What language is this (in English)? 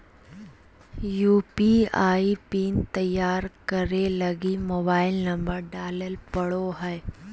Magahi